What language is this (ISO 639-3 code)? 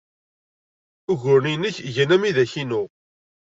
kab